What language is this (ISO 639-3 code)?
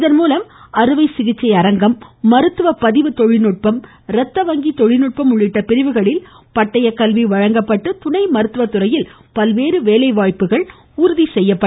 tam